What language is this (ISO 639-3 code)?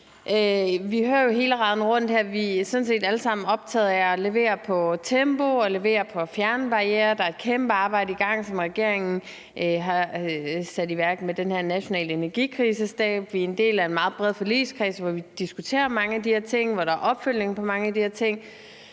dan